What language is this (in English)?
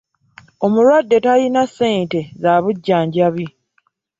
Ganda